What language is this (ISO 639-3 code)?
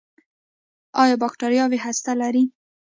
pus